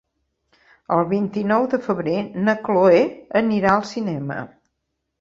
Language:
Catalan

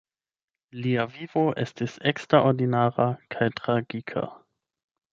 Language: Esperanto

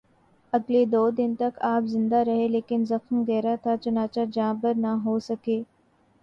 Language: Urdu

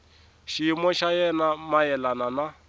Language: Tsonga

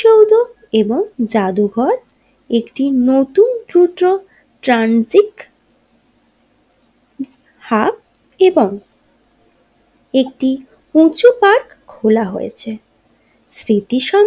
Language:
Bangla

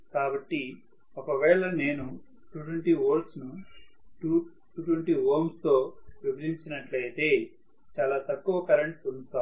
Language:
Telugu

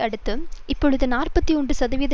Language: Tamil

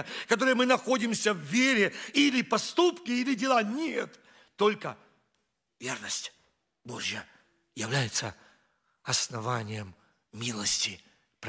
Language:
Russian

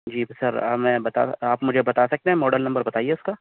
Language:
Urdu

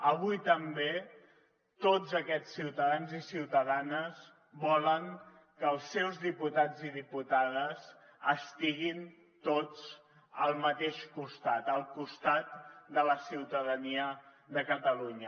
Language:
Catalan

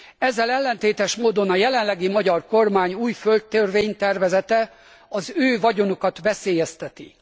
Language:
Hungarian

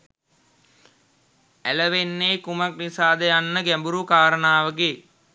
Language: Sinhala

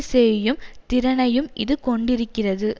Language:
Tamil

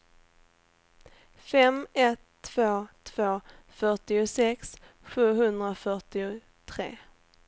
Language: Swedish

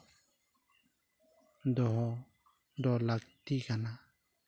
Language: Santali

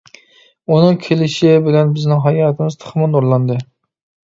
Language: Uyghur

